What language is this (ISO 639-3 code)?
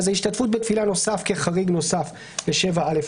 heb